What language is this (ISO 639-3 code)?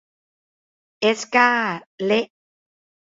tha